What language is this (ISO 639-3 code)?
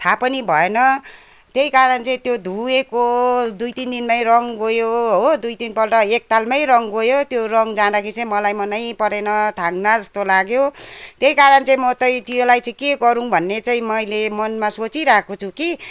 nep